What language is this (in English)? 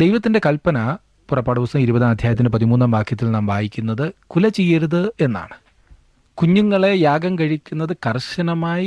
Malayalam